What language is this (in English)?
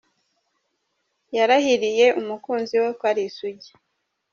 Kinyarwanda